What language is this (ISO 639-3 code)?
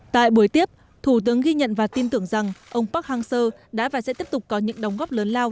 vie